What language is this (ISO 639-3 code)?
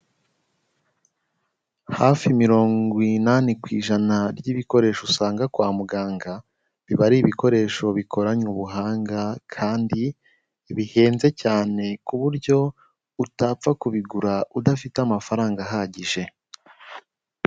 kin